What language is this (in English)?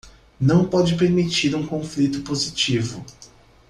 Portuguese